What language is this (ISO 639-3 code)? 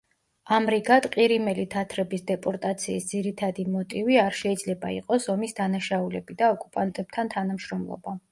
kat